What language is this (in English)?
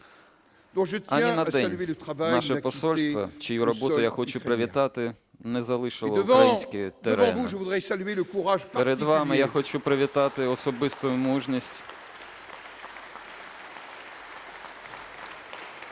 Ukrainian